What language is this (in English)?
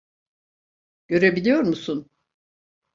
Turkish